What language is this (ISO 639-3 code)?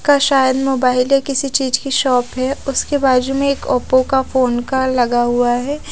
hin